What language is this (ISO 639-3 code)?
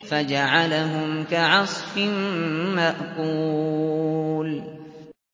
ara